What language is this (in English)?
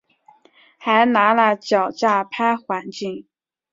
Chinese